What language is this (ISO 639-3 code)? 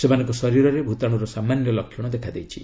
ori